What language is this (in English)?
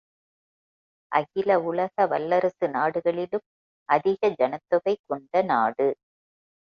Tamil